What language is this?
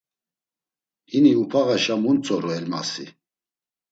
Laz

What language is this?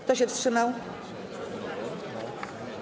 Polish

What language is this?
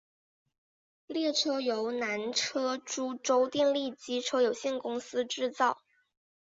Chinese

